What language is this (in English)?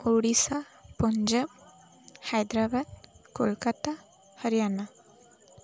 Odia